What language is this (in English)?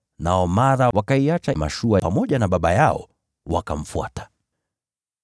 Swahili